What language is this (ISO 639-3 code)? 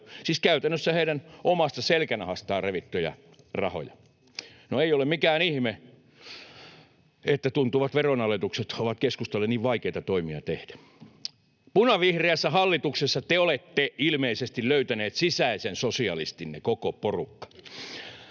fin